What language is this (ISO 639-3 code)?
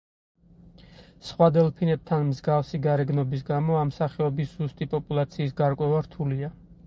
kat